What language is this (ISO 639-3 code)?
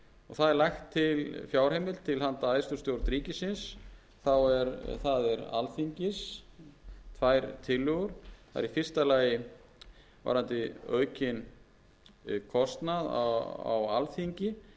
isl